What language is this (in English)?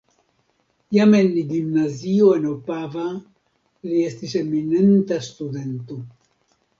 Esperanto